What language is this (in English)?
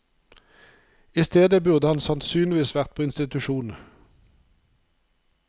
Norwegian